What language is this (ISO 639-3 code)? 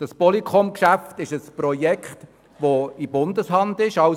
gsw